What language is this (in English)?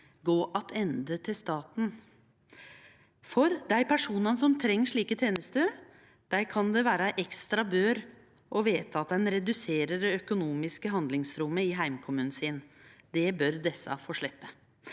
Norwegian